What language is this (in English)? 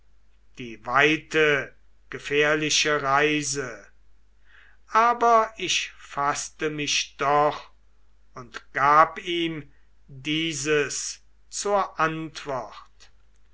German